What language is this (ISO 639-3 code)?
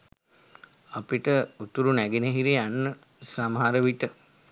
sin